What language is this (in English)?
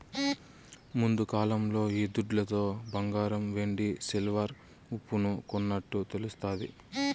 Telugu